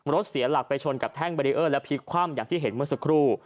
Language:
Thai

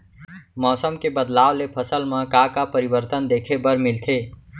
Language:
Chhattisgarhi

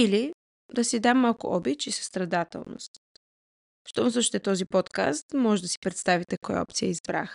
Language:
Bulgarian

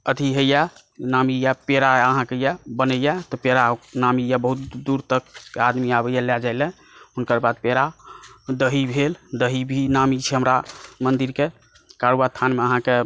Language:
Maithili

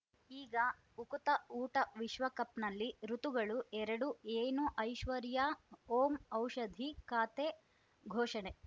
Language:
Kannada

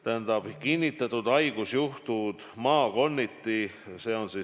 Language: Estonian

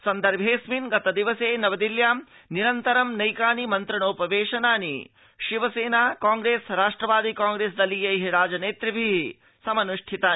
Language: Sanskrit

